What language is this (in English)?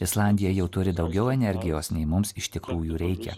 Lithuanian